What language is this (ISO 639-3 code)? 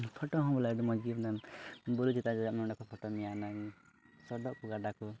sat